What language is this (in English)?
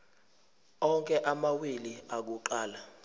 Zulu